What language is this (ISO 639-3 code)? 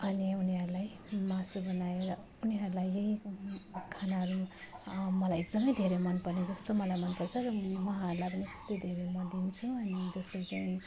nep